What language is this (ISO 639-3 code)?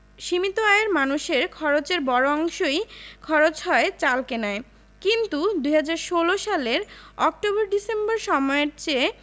ben